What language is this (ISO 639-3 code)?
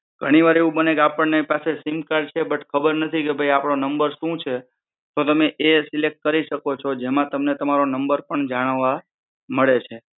guj